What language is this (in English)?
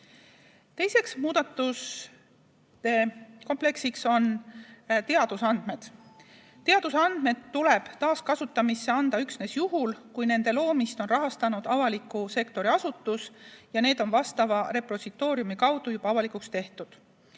Estonian